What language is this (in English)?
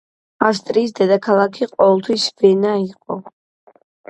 Georgian